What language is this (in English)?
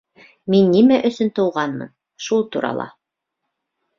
Bashkir